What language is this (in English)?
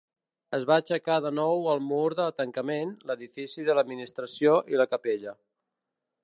Catalan